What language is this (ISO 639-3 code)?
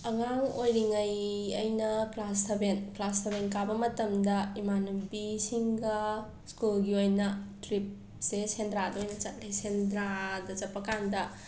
mni